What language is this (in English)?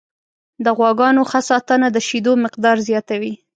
Pashto